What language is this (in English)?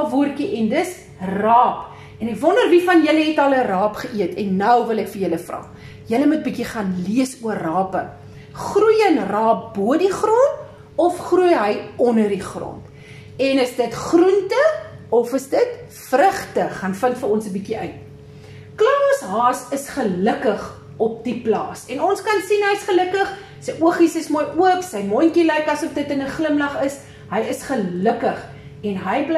Dutch